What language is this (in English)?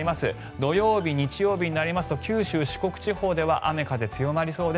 Japanese